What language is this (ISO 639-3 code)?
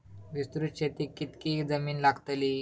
mar